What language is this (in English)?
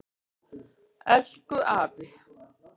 Icelandic